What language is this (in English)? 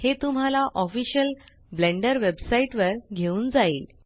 Marathi